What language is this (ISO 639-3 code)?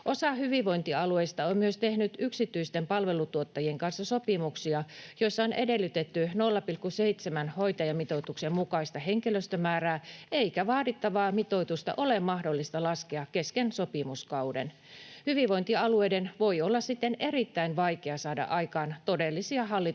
fin